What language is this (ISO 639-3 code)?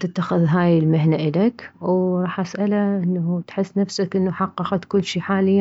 acm